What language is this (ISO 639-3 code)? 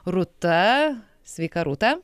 lit